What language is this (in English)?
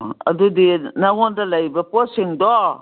Manipuri